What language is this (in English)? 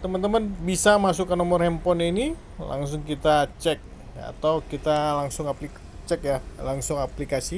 Indonesian